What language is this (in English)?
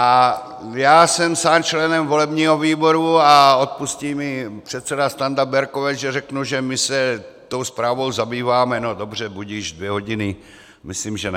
Czech